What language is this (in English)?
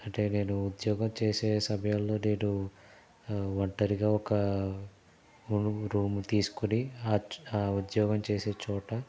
Telugu